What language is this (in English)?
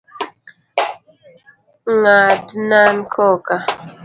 Luo (Kenya and Tanzania)